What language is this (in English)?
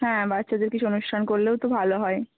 Bangla